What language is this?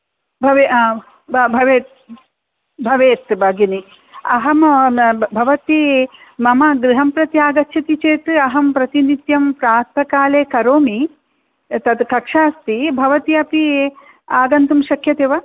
Sanskrit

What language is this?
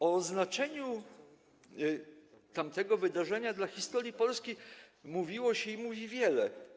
Polish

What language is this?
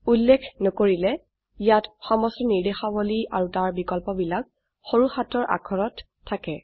Assamese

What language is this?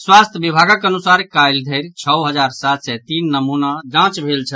Maithili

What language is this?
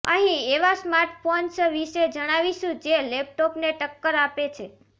Gujarati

